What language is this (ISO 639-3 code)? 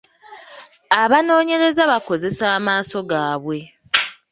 lug